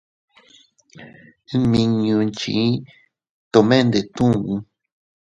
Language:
Teutila Cuicatec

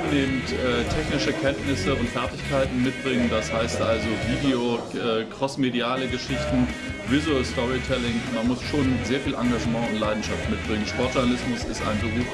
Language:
German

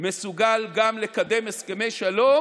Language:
Hebrew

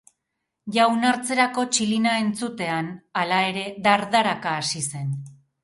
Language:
Basque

